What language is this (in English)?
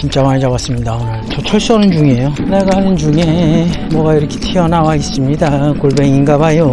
Korean